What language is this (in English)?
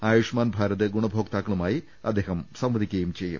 Malayalam